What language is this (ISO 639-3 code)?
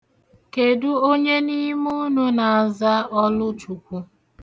ibo